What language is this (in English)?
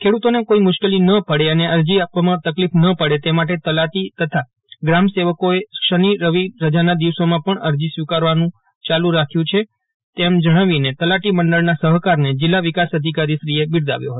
Gujarati